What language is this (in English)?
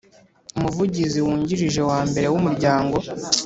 Kinyarwanda